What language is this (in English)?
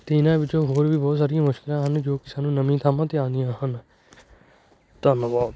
Punjabi